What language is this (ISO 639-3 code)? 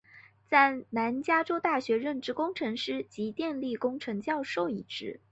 zho